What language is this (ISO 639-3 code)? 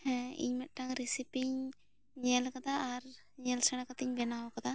sat